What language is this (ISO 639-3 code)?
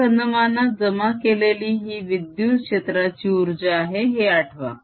mar